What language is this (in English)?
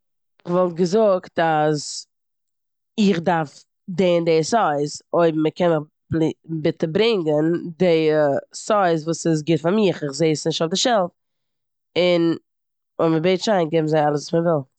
Yiddish